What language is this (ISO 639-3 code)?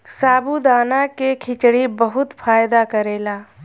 bho